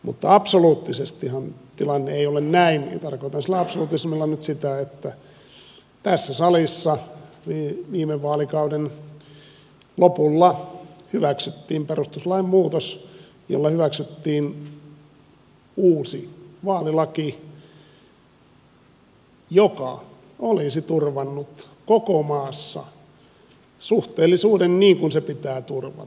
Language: Finnish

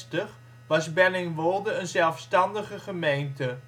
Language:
Dutch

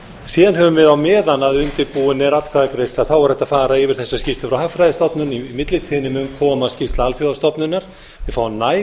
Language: Icelandic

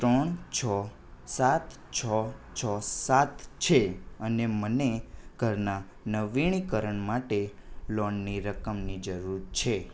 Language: Gujarati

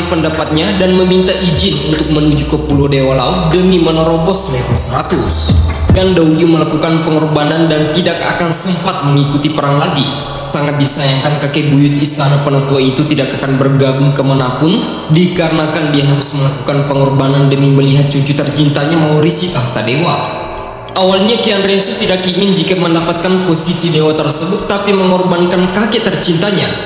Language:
Indonesian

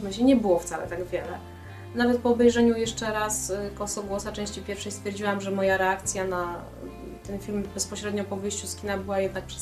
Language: Polish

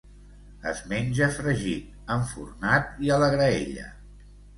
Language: Catalan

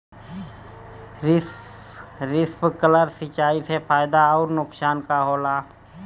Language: Bhojpuri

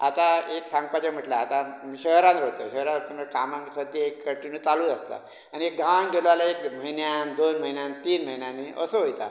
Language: Konkani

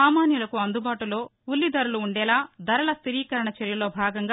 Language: Telugu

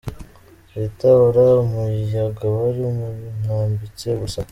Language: Kinyarwanda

